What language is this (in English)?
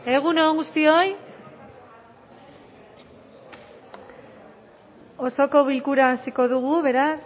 Basque